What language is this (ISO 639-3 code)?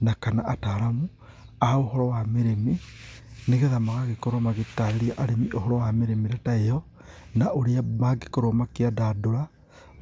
kik